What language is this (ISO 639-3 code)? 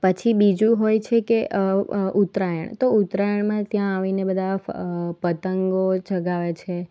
guj